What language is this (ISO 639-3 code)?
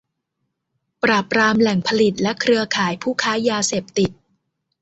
tha